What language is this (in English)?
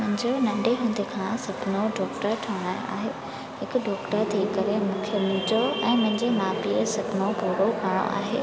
Sindhi